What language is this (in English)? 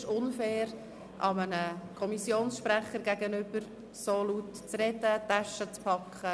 Swiss German